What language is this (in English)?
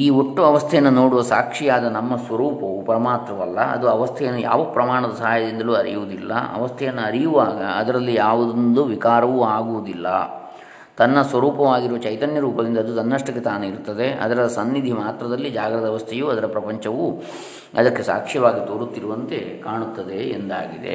Kannada